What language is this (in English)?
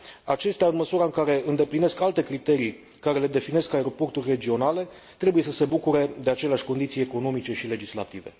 Romanian